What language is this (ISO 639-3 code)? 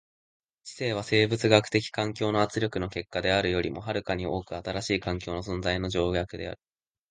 jpn